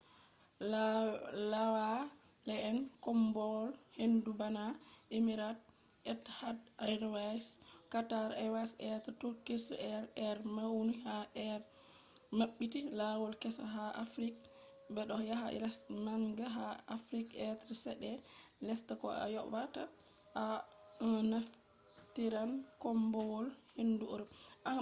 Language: Fula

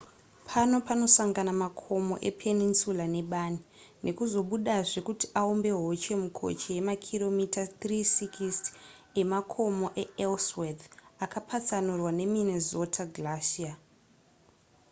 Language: Shona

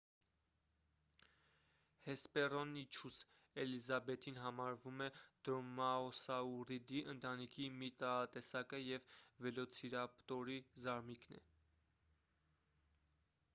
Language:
Armenian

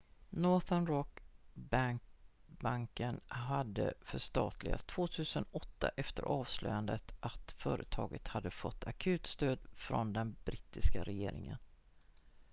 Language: Swedish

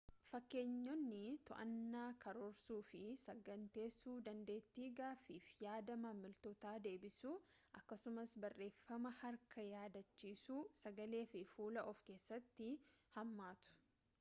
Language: Oromo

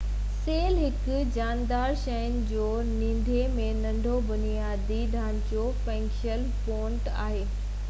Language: Sindhi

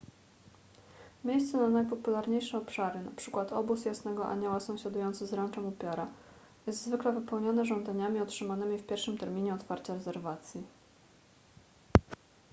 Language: Polish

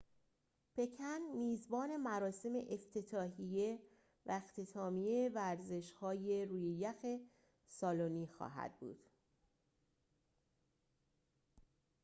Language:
Persian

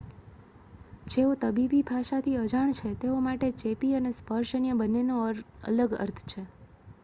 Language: Gujarati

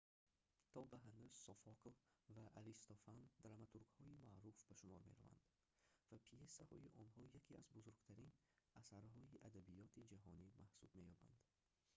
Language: Tajik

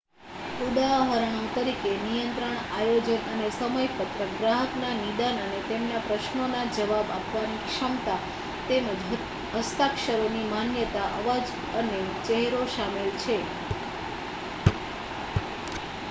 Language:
Gujarati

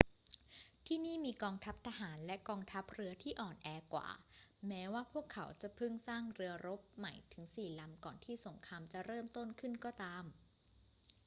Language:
Thai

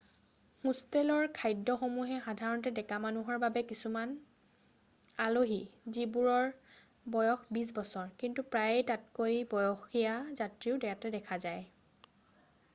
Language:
Assamese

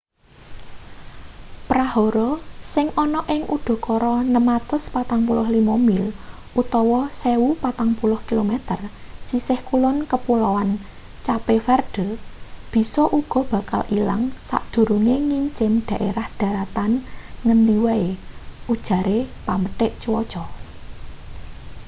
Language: Javanese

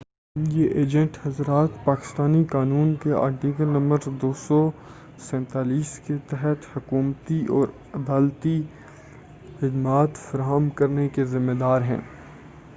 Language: Urdu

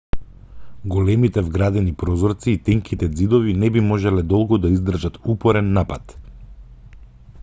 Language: Macedonian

